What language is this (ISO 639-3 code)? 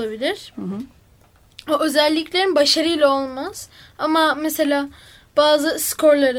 tur